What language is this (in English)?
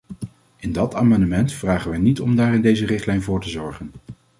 Dutch